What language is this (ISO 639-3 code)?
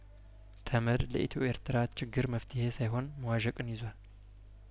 amh